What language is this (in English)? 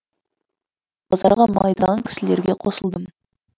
Kazakh